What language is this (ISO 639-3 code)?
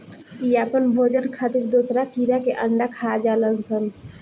bho